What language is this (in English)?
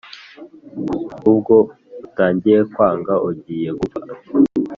Kinyarwanda